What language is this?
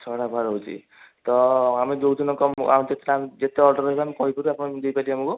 Odia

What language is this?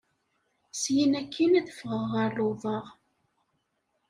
Kabyle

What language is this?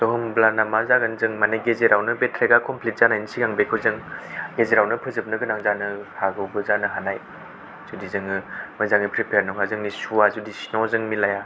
Bodo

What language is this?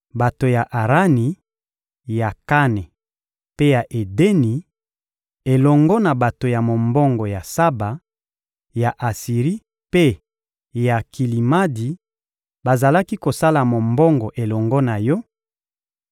Lingala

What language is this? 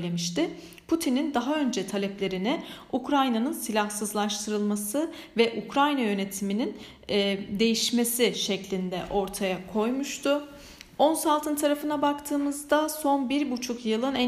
Turkish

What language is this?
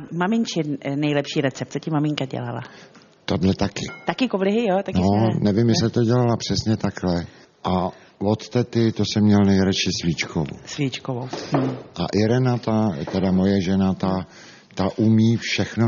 Czech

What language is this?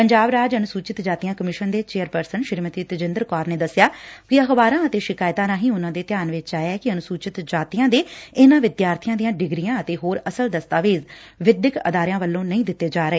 Punjabi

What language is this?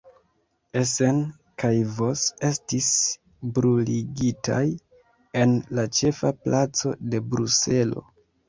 Esperanto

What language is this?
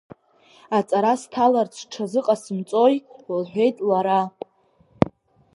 Abkhazian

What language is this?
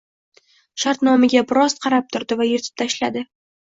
Uzbek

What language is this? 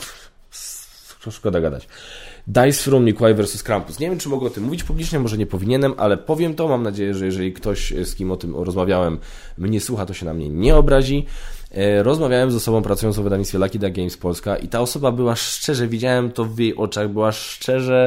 Polish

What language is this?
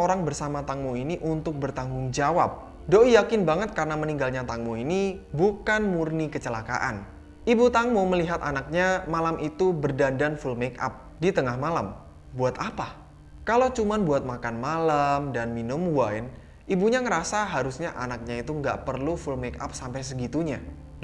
Indonesian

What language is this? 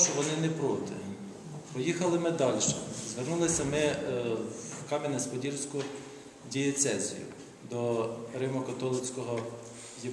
Ukrainian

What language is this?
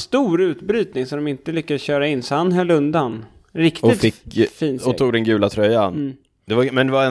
Swedish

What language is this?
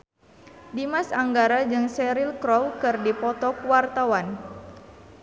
Sundanese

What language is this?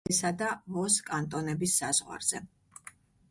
Georgian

